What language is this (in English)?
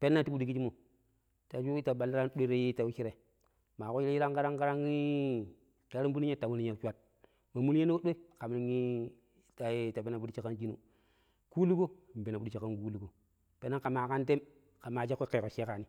Pero